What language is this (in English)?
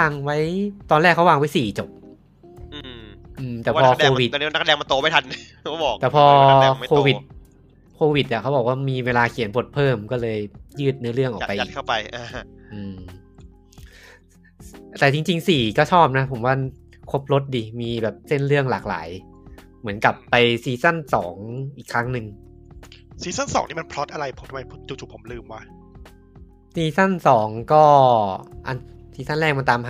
Thai